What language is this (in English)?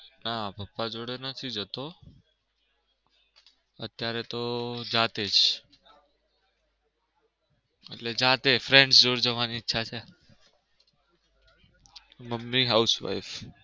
Gujarati